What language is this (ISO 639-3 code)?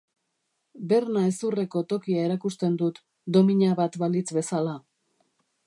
eus